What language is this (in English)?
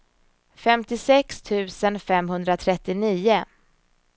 Swedish